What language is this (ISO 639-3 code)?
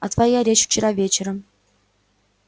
rus